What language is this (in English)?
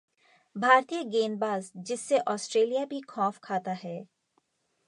Hindi